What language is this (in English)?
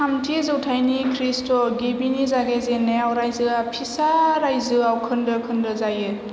Bodo